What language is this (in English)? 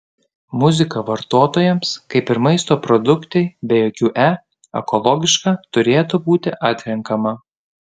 Lithuanian